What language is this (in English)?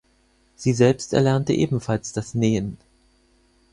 German